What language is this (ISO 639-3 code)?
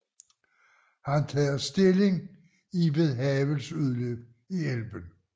dan